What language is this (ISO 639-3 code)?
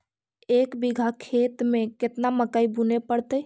mag